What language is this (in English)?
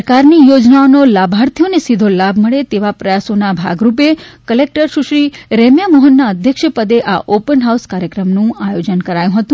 Gujarati